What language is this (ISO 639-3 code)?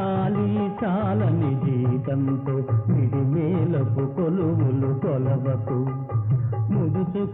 tel